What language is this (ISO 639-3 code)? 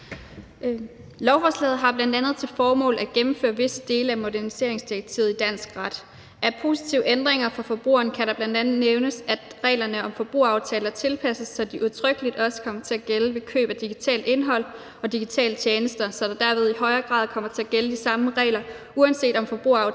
dan